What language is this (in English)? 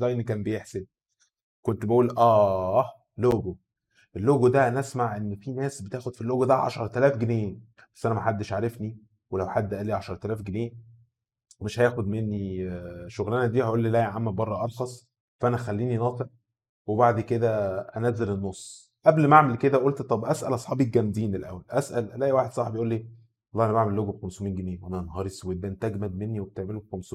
Arabic